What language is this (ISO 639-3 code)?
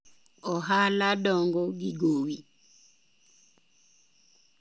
luo